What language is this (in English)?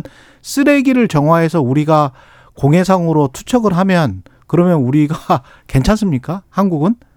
Korean